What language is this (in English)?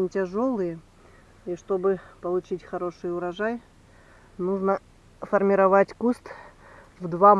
Russian